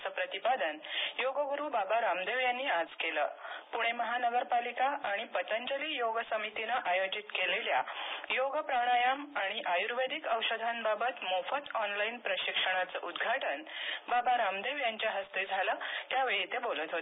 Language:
Marathi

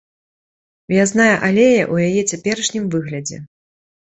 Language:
Belarusian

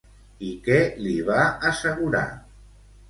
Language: Catalan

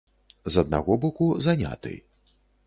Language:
Belarusian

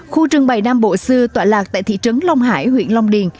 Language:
Vietnamese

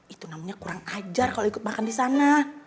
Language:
Indonesian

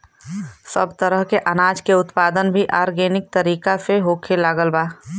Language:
Bhojpuri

